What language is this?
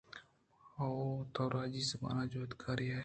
Eastern Balochi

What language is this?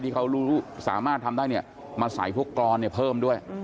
Thai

